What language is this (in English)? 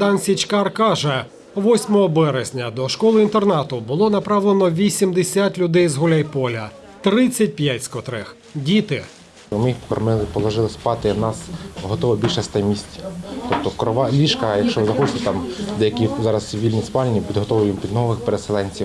Ukrainian